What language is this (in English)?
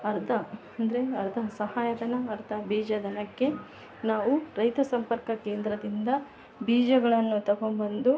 Kannada